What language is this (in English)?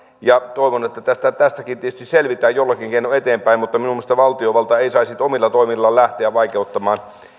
Finnish